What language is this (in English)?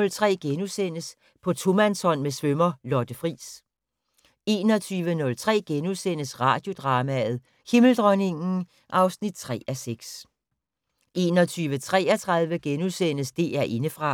Danish